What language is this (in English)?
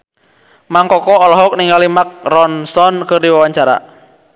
Sundanese